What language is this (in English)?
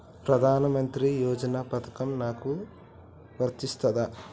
Telugu